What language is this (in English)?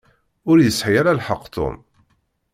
Kabyle